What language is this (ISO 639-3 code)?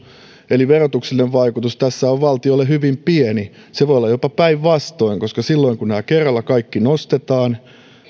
fin